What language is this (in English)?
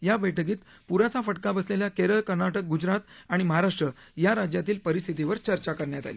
Marathi